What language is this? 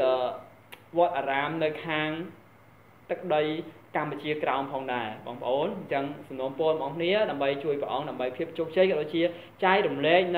Thai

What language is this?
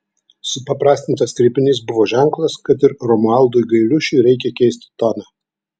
Lithuanian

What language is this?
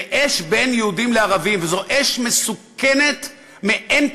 Hebrew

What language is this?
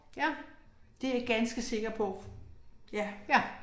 Danish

